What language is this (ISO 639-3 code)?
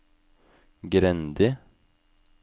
nor